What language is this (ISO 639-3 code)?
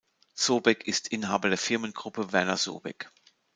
deu